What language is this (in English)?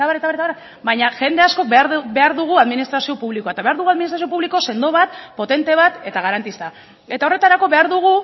Basque